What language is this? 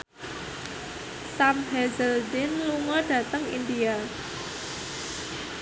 Javanese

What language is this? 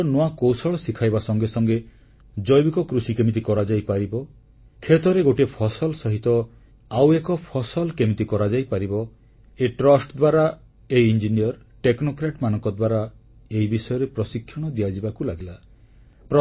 Odia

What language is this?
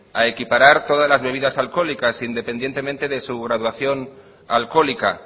Spanish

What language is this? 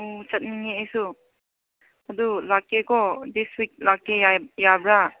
Manipuri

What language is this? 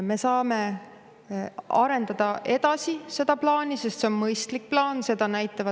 Estonian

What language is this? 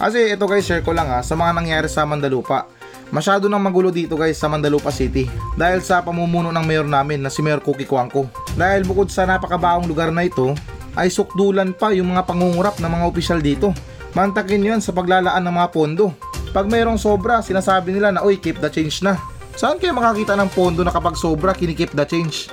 Filipino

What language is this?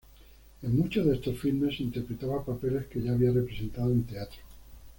Spanish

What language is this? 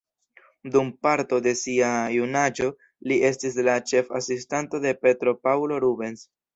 Esperanto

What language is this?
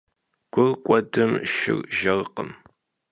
Kabardian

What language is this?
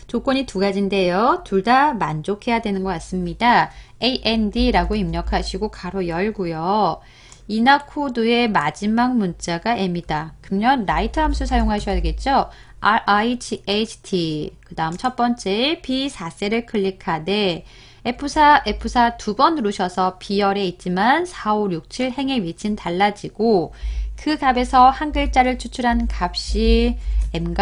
Korean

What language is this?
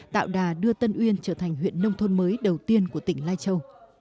Vietnamese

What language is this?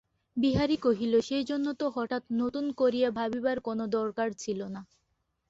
Bangla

